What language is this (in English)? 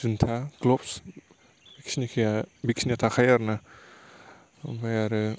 Bodo